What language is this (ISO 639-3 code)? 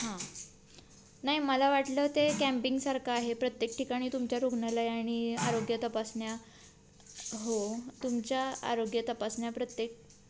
mar